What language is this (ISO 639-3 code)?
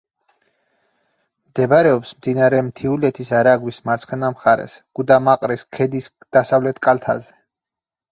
kat